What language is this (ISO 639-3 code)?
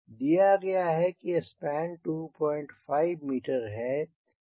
hin